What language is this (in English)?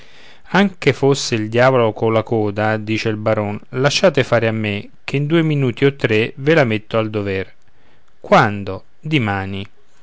Italian